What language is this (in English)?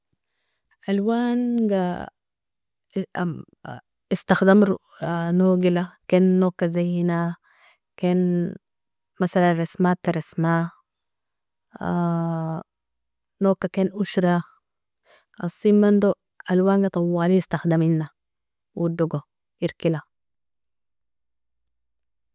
Nobiin